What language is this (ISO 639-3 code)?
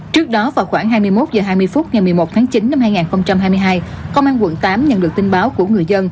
vie